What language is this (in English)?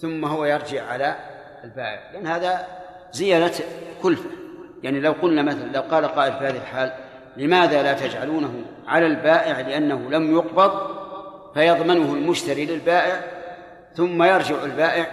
Arabic